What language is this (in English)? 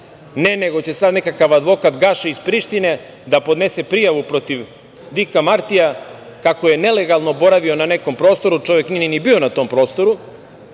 Serbian